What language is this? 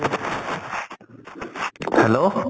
Assamese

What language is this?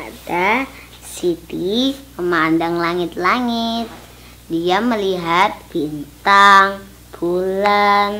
Indonesian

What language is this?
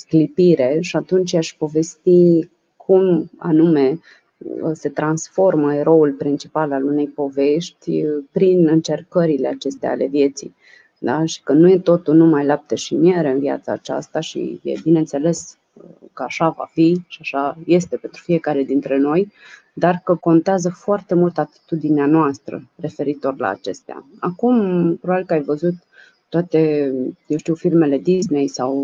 Romanian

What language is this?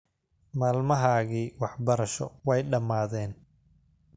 Somali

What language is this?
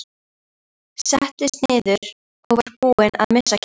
Icelandic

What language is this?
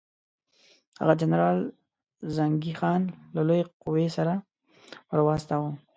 Pashto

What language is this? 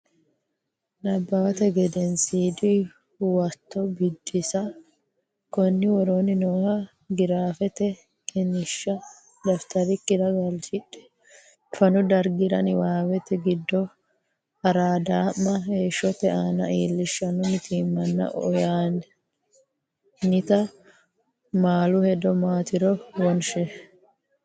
Sidamo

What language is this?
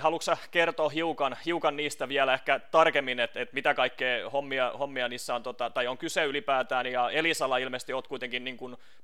Finnish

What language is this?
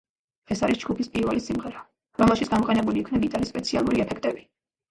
Georgian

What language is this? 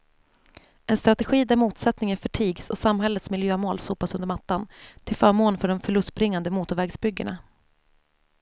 Swedish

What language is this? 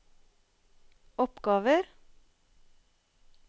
Norwegian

